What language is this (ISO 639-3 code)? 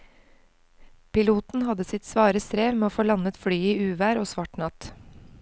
nor